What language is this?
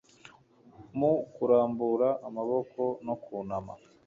Kinyarwanda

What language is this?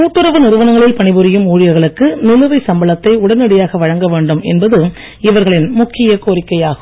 Tamil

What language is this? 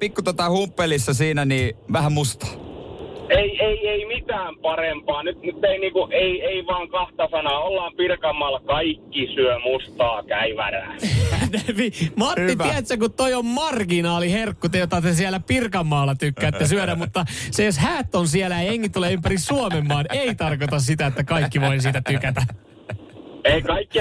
Finnish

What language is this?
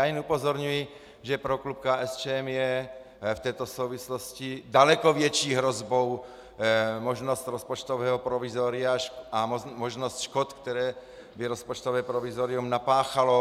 Czech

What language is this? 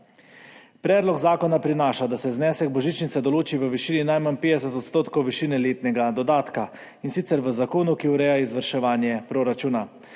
Slovenian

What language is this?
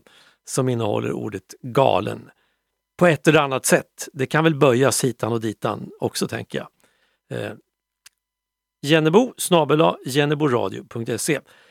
Swedish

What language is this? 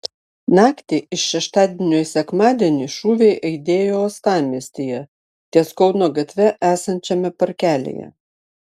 Lithuanian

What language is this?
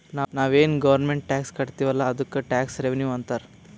Kannada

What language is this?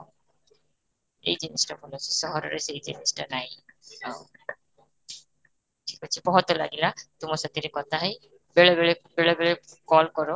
Odia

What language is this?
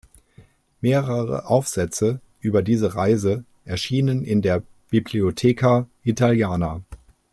German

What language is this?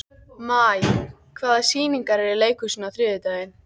Icelandic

